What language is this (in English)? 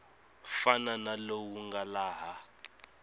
Tsonga